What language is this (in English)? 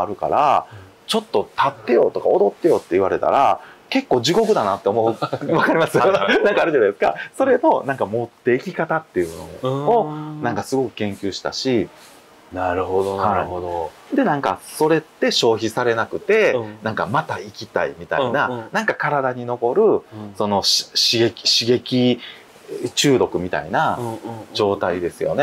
Japanese